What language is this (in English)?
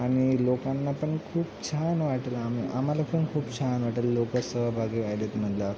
Marathi